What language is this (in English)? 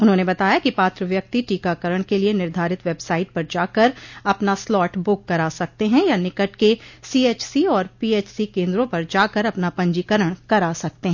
Hindi